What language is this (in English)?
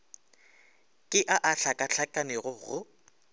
Northern Sotho